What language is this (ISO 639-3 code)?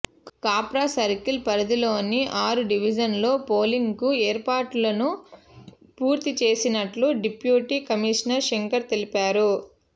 tel